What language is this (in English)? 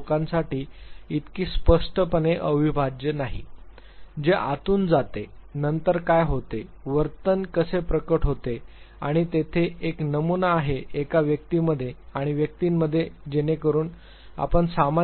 Marathi